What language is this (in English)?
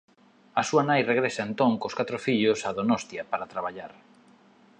Galician